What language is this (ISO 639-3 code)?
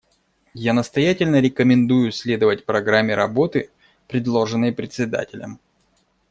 rus